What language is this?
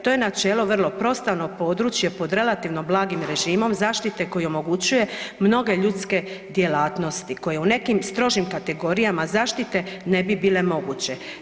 Croatian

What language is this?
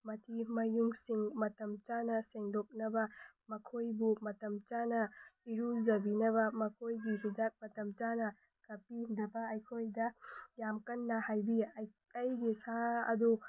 Manipuri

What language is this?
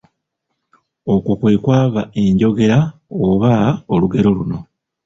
Ganda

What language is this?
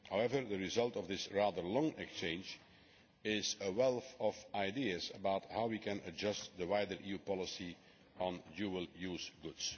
English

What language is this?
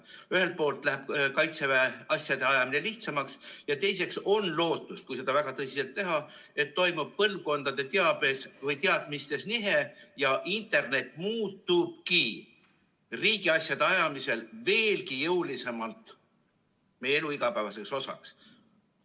Estonian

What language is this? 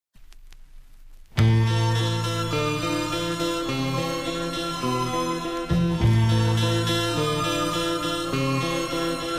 Romanian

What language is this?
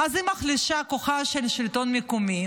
Hebrew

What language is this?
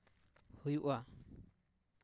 Santali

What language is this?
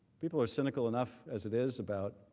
English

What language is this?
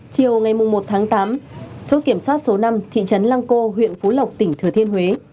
Vietnamese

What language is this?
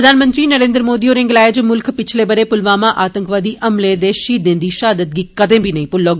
Dogri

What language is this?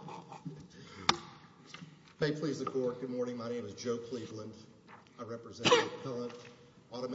English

